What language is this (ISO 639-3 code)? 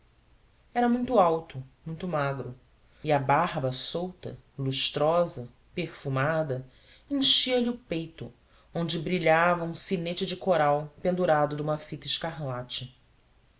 por